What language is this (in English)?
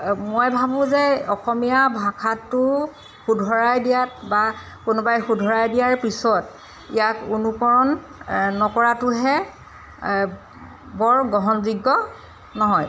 Assamese